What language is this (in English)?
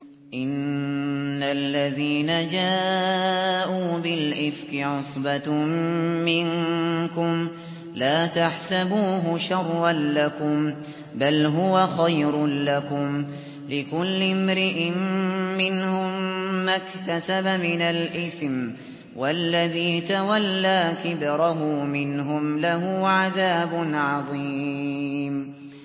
Arabic